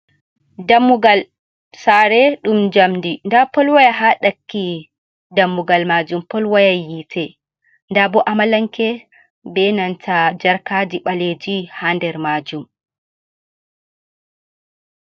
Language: Fula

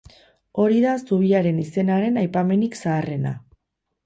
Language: Basque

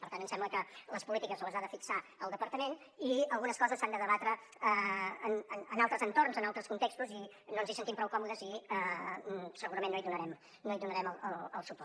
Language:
Catalan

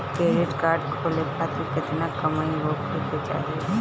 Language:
Bhojpuri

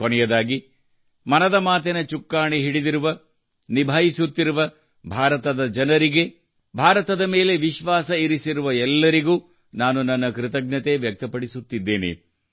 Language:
Kannada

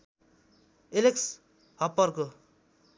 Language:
Nepali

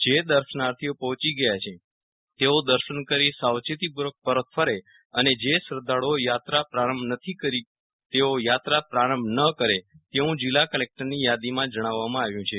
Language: Gujarati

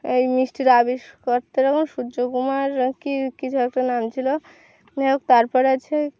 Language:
Bangla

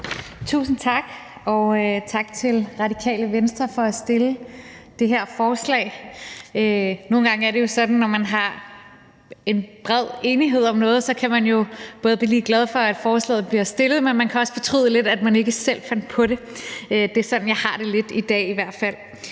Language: Danish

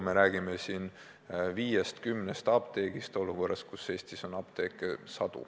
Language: Estonian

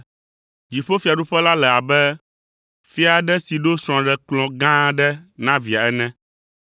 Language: Ewe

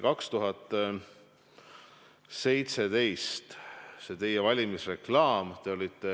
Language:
Estonian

